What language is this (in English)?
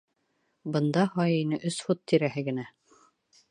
Bashkir